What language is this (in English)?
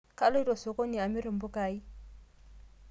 Masai